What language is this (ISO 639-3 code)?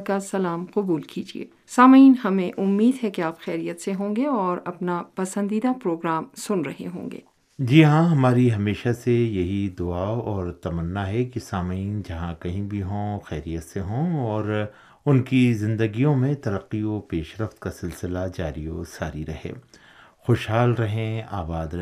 urd